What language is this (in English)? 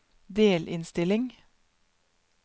Norwegian